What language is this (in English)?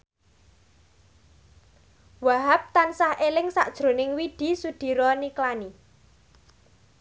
Javanese